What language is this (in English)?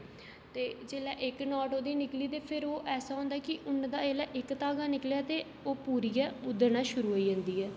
Dogri